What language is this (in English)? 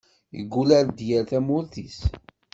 Kabyle